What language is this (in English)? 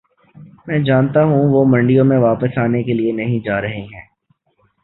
Urdu